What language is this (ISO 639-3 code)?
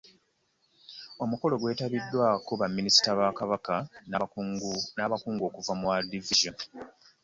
lug